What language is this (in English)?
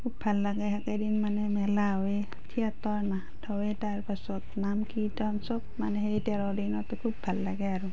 Assamese